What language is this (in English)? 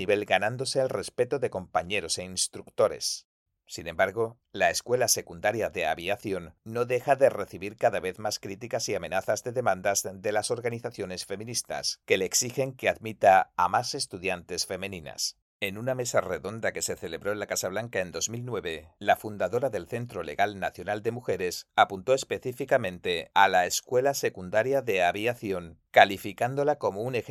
Spanish